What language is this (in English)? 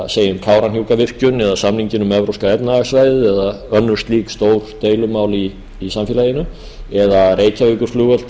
Icelandic